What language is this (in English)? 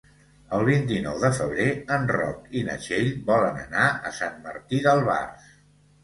Catalan